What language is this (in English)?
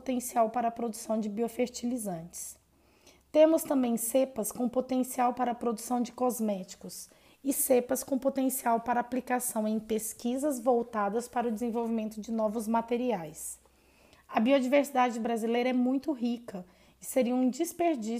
Portuguese